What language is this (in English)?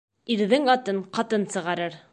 Bashkir